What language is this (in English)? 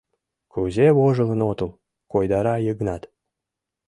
Mari